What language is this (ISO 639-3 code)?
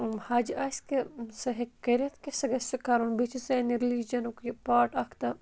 kas